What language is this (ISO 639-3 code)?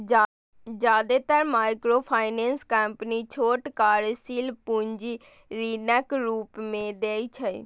mai